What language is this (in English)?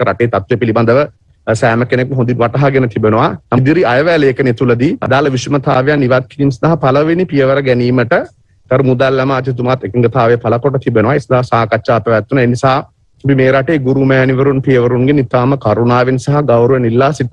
Indonesian